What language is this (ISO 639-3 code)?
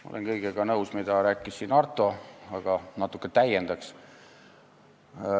est